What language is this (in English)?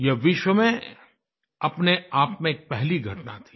Hindi